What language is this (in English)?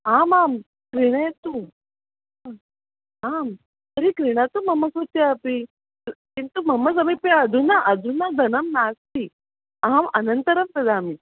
Sanskrit